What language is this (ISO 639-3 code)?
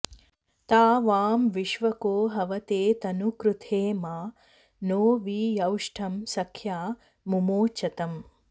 san